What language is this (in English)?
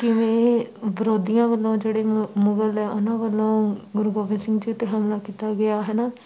Punjabi